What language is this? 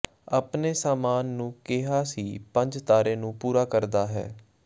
Punjabi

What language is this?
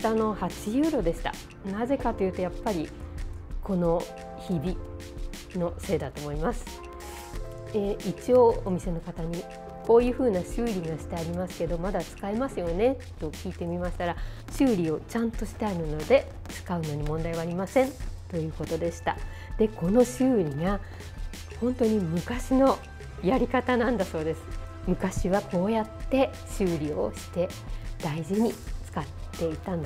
Japanese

